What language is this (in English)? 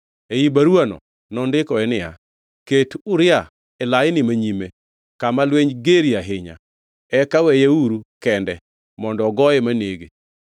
Luo (Kenya and Tanzania)